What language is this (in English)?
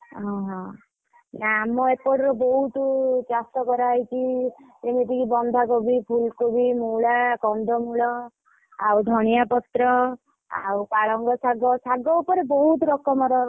Odia